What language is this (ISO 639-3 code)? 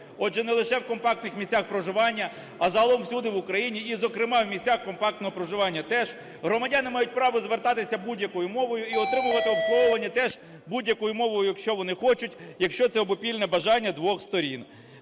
ukr